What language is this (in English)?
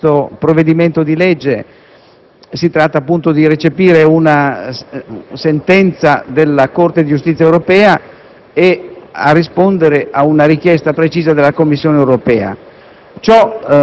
Italian